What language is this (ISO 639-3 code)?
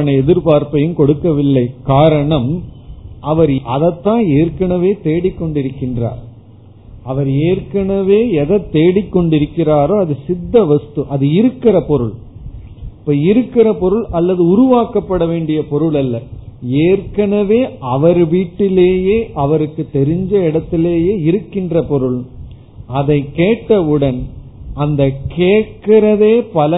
tam